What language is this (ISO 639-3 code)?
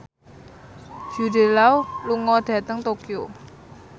jav